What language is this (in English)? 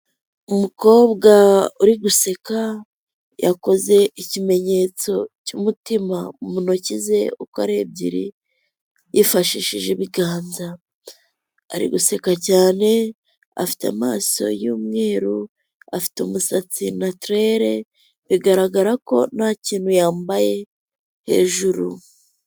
Kinyarwanda